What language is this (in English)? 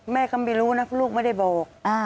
Thai